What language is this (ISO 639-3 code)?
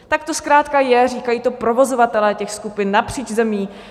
ces